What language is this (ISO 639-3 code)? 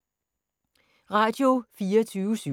dan